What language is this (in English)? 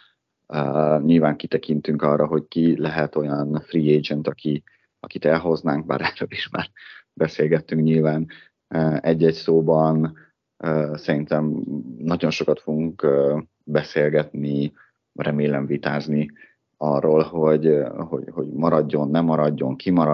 Hungarian